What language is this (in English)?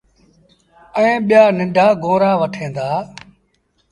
Sindhi Bhil